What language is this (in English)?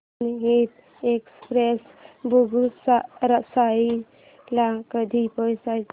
Marathi